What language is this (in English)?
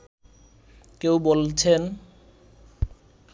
Bangla